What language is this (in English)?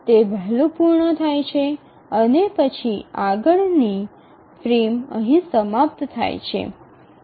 Gujarati